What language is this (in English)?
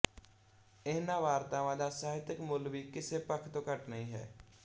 Punjabi